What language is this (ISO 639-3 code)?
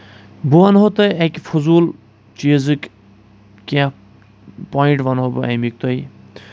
kas